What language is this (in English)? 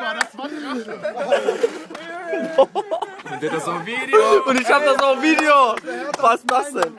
German